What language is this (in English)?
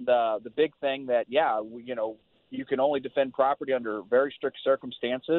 English